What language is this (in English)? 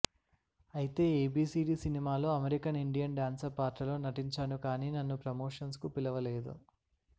Telugu